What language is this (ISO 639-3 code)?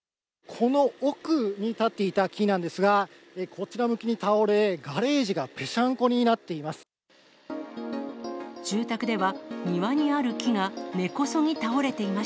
jpn